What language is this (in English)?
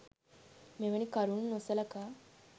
Sinhala